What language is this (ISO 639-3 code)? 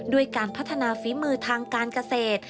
tha